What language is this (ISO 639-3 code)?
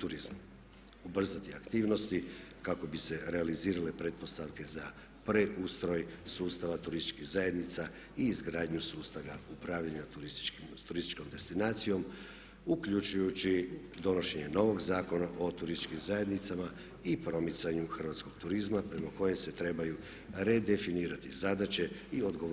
hrv